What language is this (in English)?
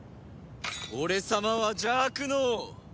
Japanese